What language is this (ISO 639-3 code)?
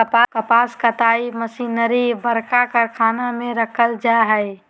mag